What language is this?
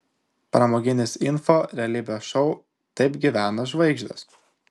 Lithuanian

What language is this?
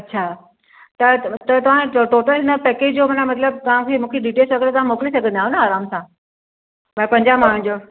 Sindhi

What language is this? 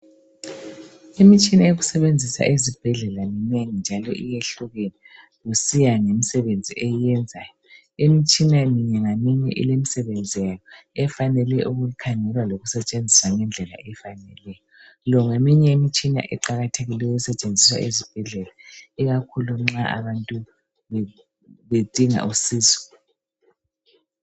North Ndebele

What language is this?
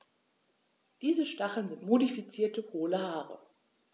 German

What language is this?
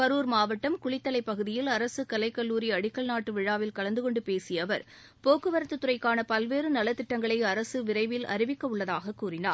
Tamil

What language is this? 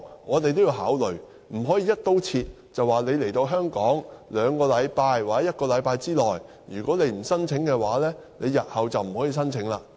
Cantonese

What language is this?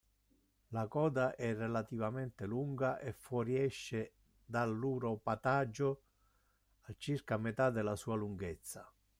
Italian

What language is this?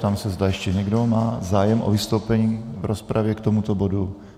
Czech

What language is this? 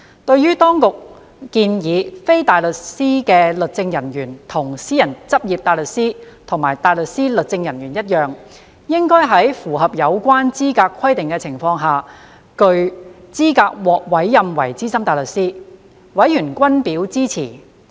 Cantonese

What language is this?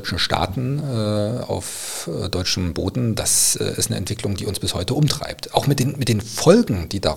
German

